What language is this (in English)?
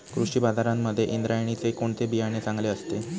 Marathi